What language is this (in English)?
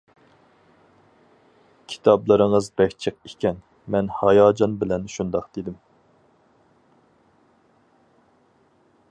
Uyghur